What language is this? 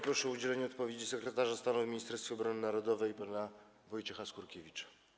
Polish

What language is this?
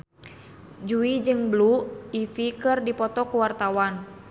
Sundanese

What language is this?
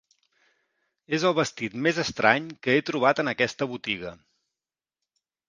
Catalan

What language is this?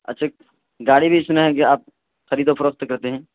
Urdu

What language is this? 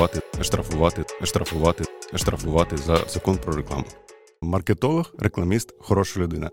Ukrainian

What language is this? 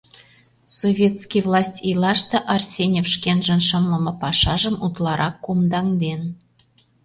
Mari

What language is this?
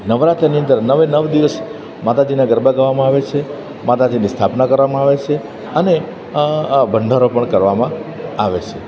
Gujarati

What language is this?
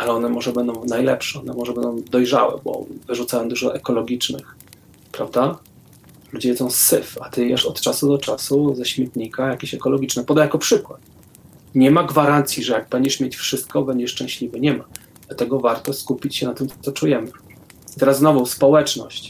Polish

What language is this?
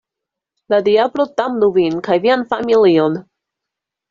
Esperanto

